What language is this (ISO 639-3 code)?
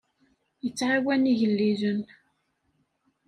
kab